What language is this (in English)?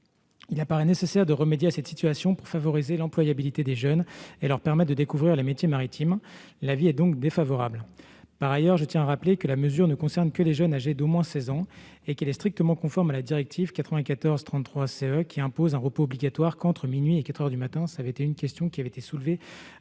French